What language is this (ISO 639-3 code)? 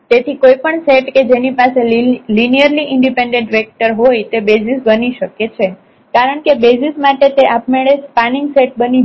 guj